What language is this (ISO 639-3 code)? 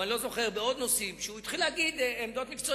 heb